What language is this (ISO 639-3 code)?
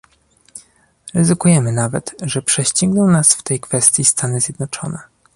pol